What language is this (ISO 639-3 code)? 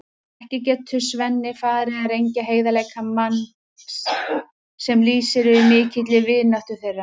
isl